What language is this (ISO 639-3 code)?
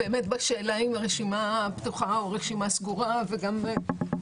heb